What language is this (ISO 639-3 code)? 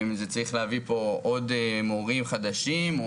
heb